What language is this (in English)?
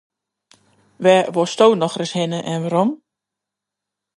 Western Frisian